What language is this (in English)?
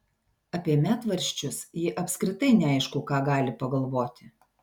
Lithuanian